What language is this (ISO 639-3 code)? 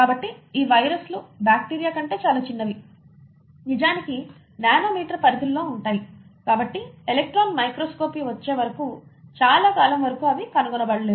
tel